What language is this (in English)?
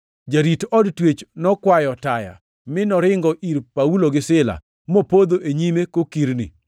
Luo (Kenya and Tanzania)